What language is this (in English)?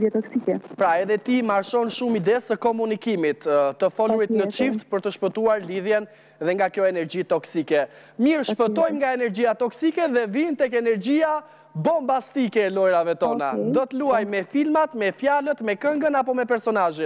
Dutch